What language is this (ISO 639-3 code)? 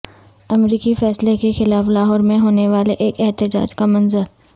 urd